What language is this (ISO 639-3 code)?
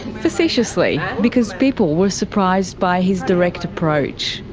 eng